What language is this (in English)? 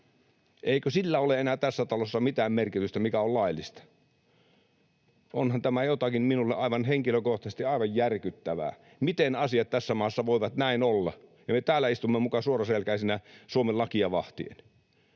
Finnish